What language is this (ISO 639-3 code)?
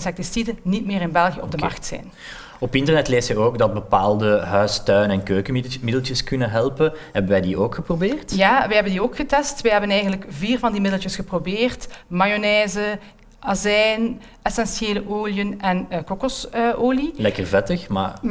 nld